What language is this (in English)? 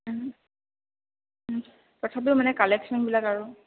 Assamese